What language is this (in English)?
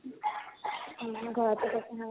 Assamese